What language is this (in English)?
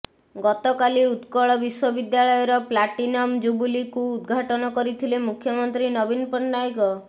Odia